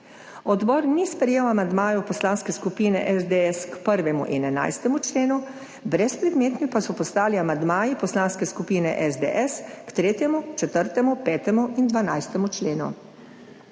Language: Slovenian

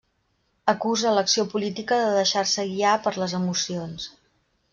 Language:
Catalan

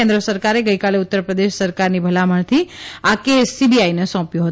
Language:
Gujarati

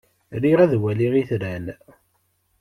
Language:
Kabyle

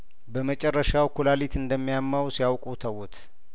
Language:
Amharic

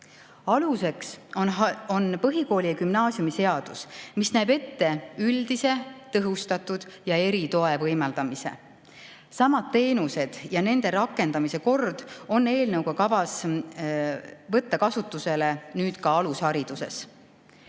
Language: Estonian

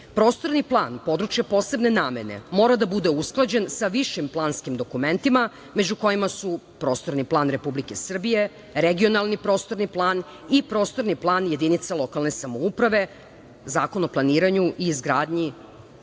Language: Serbian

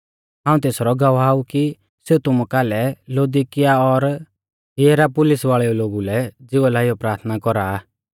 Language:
Mahasu Pahari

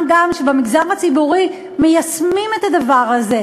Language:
Hebrew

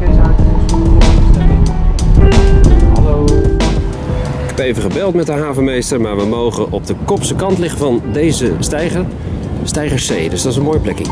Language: Dutch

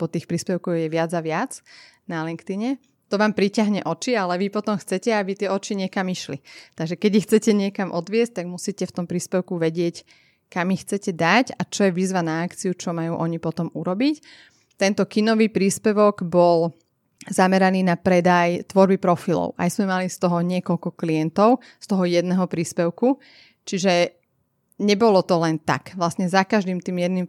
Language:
Slovak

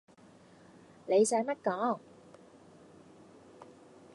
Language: Cantonese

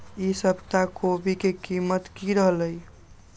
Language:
Magahi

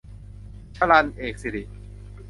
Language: Thai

